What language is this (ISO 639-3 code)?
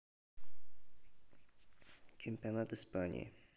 rus